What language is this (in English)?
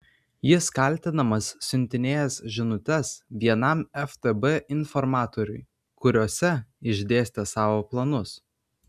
Lithuanian